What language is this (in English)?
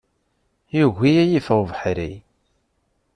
Kabyle